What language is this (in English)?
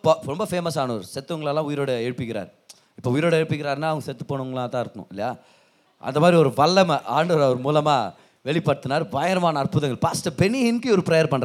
Tamil